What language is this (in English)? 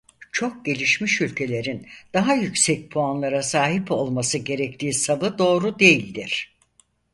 Turkish